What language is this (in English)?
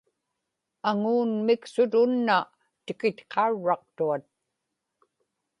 Inupiaq